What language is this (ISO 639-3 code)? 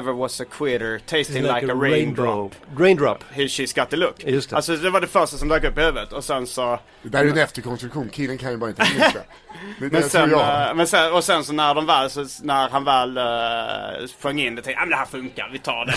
swe